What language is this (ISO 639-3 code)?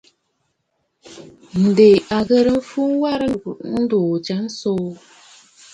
bfd